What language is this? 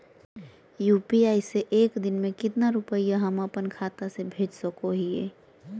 Magahi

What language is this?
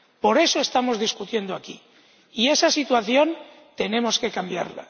Spanish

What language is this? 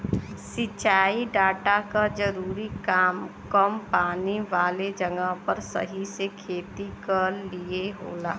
Bhojpuri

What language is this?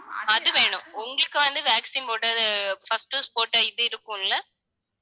Tamil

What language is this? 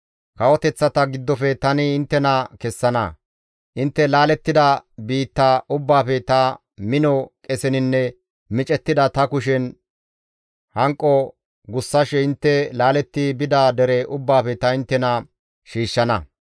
Gamo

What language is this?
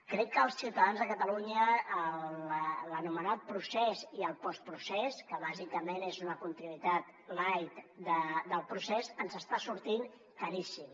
Catalan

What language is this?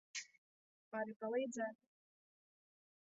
Latvian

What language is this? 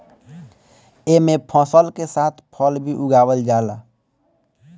Bhojpuri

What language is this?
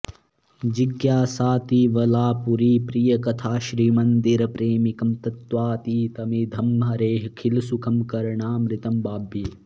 Sanskrit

